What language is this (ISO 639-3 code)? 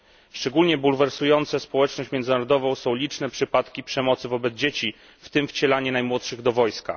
pol